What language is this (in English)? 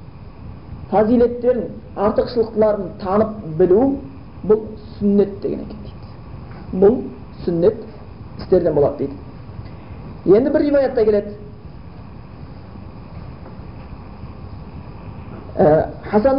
Bulgarian